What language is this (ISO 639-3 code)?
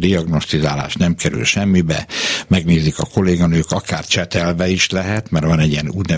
hun